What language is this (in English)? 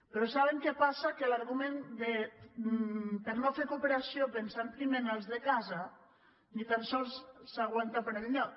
Catalan